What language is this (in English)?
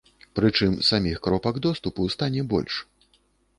Belarusian